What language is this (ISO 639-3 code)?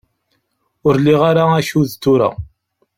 kab